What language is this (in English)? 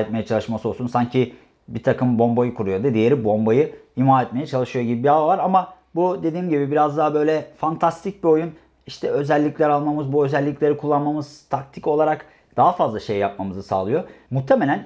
Turkish